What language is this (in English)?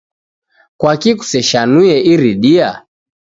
Taita